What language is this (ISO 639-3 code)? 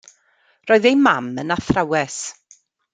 cym